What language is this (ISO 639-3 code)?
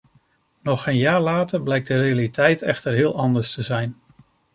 nld